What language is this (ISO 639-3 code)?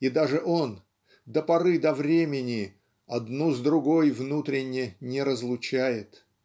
rus